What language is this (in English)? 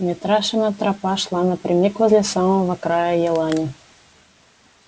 Russian